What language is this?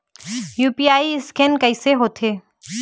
Chhattisgarhi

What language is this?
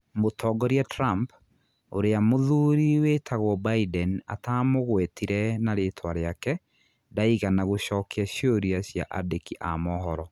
Kikuyu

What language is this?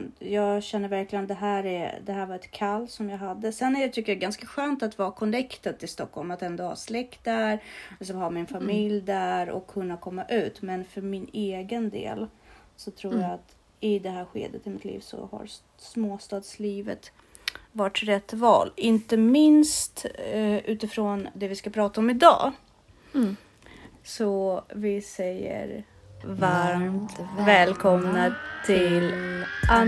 Swedish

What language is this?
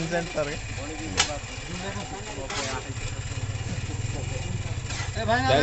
Spanish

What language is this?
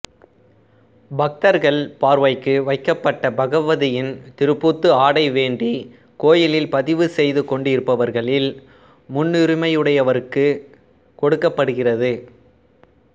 Tamil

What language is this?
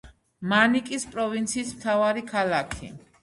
Georgian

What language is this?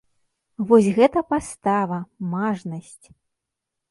Belarusian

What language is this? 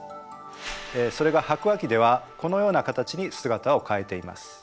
Japanese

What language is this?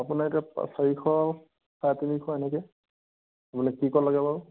Assamese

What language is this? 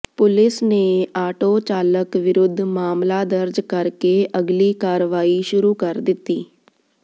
Punjabi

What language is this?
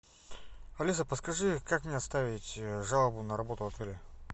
Russian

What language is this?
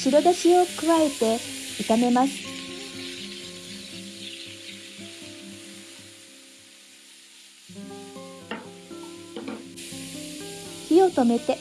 Japanese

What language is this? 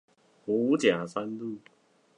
Chinese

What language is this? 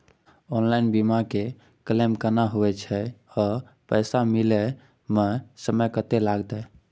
Maithili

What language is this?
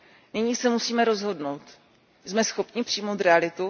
Czech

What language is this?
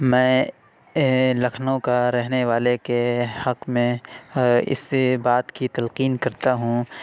Urdu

